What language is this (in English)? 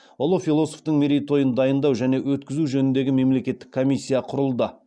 Kazakh